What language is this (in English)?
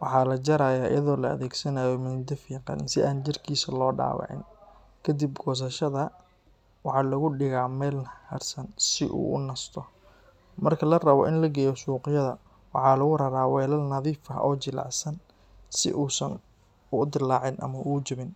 Somali